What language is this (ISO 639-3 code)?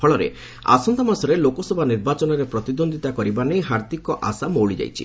ori